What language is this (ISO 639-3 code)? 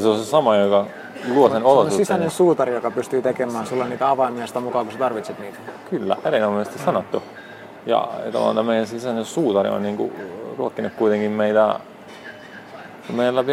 fin